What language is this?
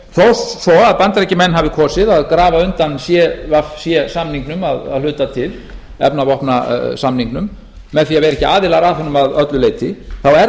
Icelandic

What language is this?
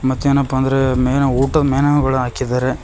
Kannada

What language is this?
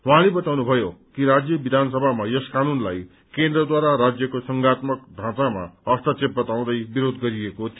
Nepali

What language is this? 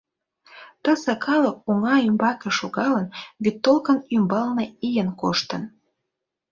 Mari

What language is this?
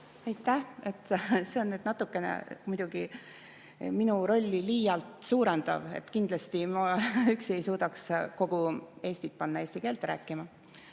Estonian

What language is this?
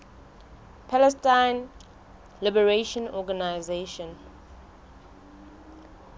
Southern Sotho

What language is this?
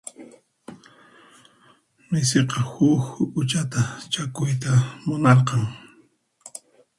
Puno Quechua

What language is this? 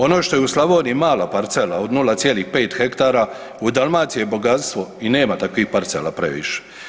Croatian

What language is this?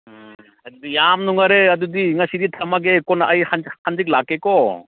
Manipuri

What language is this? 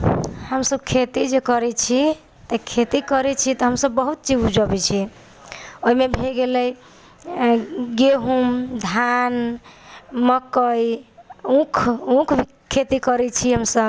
Maithili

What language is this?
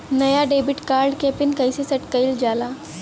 Bhojpuri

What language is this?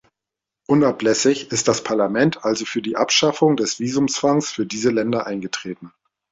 German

